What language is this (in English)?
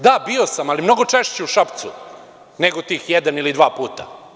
Serbian